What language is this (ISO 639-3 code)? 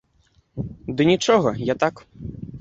bel